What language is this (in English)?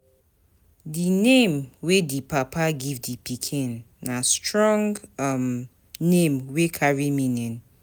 Nigerian Pidgin